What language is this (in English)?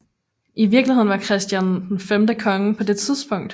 Danish